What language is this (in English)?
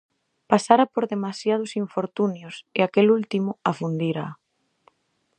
Galician